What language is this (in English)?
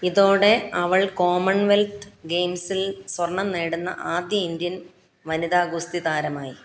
Malayalam